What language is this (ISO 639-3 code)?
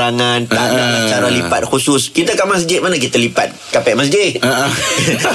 msa